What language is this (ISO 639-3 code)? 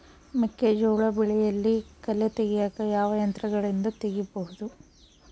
kan